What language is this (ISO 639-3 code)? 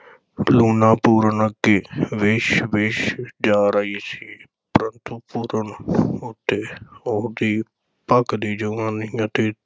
pan